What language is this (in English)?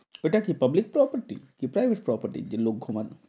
Bangla